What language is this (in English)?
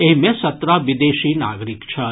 Maithili